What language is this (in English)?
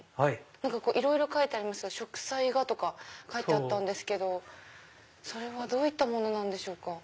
Japanese